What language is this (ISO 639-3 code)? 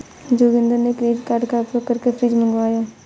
hin